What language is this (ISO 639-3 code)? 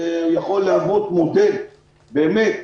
heb